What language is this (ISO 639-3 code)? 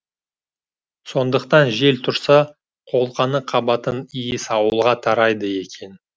kaz